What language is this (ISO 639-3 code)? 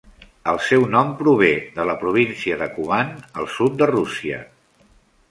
cat